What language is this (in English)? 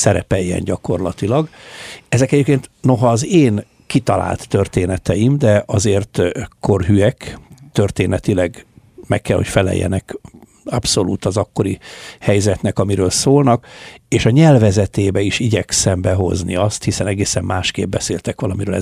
Hungarian